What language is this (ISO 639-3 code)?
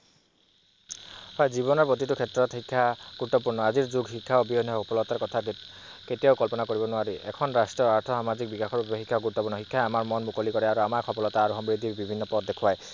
asm